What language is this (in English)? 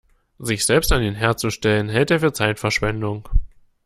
German